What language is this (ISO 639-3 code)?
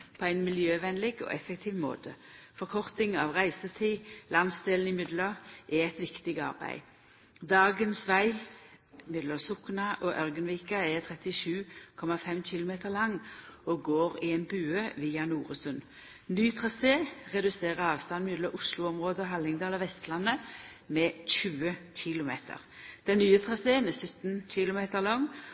nno